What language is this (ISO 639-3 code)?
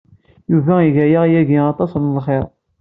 kab